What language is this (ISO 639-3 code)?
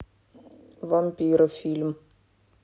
rus